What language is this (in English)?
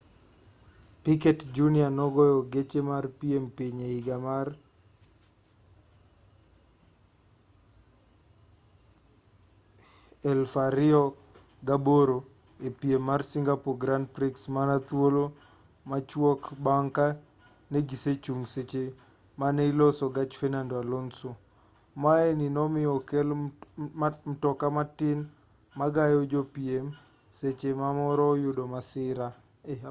Luo (Kenya and Tanzania)